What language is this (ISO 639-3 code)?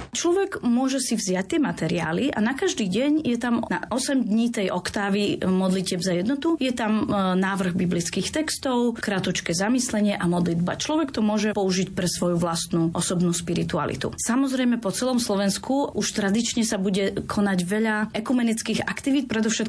slk